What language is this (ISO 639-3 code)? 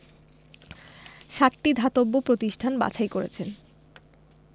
ben